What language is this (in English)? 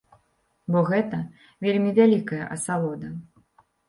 Belarusian